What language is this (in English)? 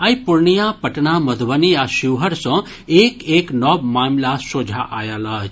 Maithili